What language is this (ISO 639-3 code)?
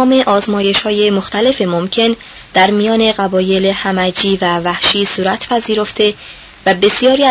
fas